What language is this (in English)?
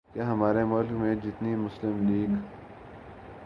Urdu